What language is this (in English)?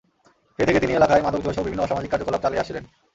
Bangla